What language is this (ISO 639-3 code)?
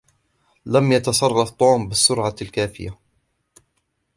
ara